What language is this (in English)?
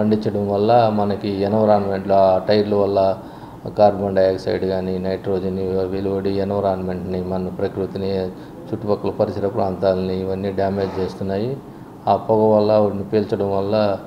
Telugu